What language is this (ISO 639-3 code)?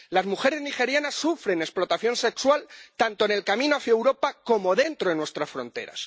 spa